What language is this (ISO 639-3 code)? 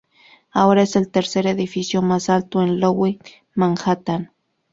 spa